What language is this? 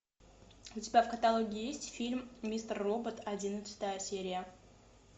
Russian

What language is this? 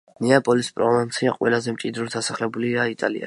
Georgian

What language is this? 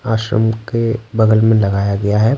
Hindi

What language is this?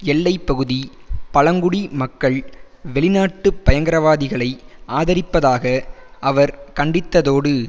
Tamil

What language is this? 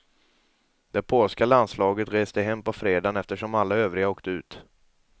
Swedish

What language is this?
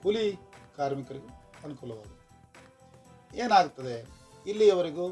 Kannada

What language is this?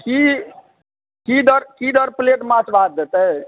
Maithili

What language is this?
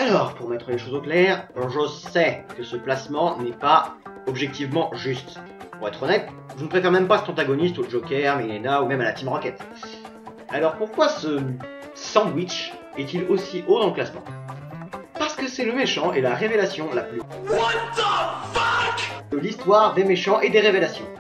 French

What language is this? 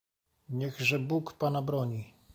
Polish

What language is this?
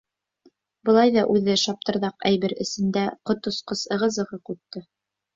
Bashkir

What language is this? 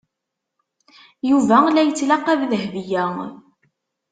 Kabyle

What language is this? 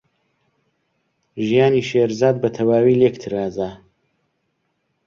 Central Kurdish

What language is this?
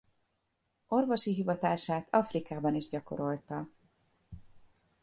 Hungarian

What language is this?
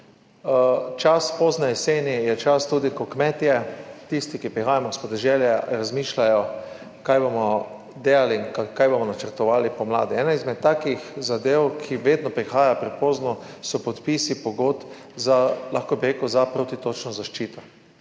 Slovenian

